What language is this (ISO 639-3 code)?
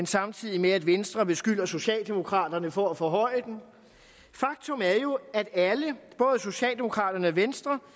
dan